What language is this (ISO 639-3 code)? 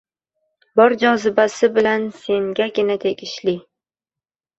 uzb